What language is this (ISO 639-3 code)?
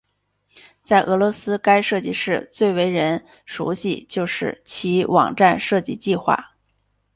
zho